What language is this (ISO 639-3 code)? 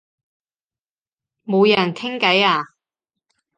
yue